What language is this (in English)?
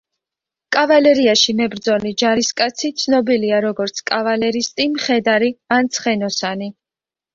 Georgian